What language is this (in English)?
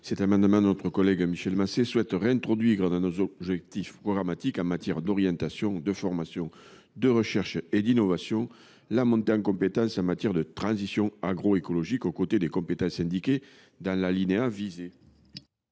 French